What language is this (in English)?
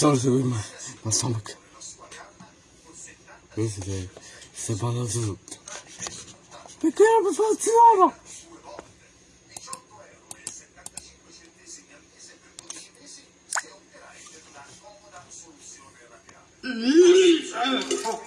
Italian